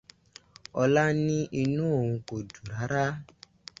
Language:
Yoruba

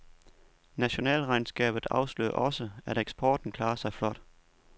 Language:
Danish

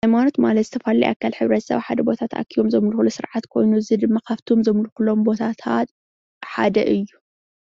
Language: Tigrinya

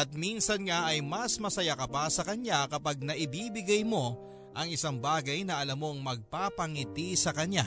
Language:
Filipino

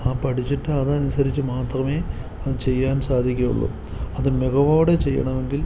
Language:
Malayalam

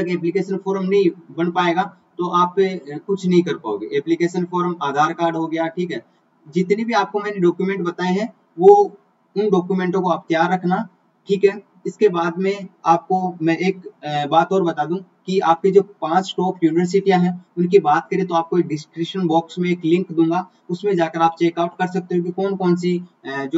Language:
Hindi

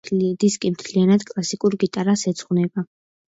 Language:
Georgian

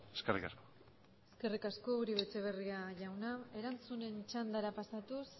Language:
Basque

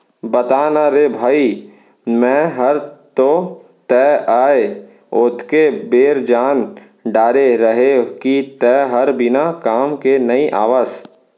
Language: Chhattisgarhi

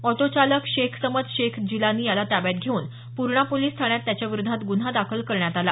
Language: Marathi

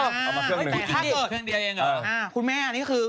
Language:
Thai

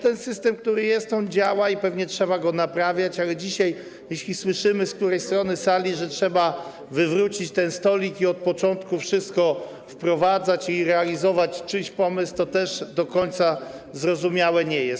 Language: Polish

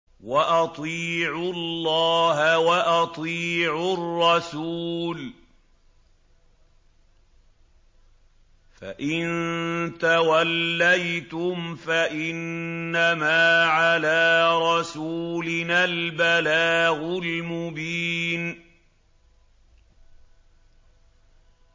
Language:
Arabic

